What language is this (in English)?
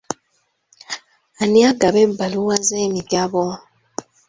Ganda